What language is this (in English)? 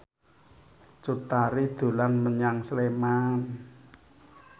Javanese